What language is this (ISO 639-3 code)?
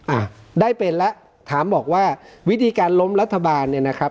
tha